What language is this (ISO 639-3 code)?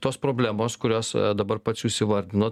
lit